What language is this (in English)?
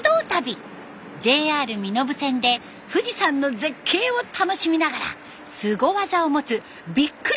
Japanese